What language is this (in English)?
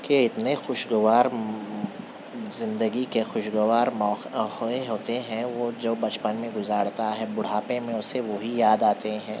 Urdu